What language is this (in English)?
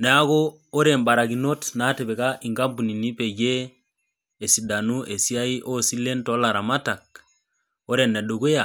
Masai